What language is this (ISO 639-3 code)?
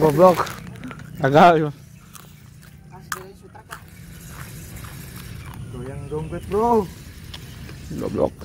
ind